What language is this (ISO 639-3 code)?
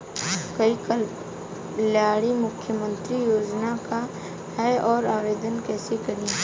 bho